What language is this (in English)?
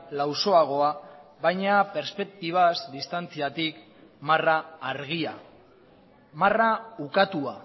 Basque